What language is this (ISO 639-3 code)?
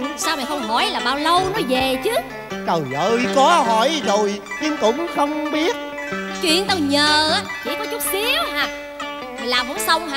vie